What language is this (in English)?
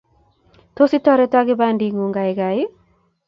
Kalenjin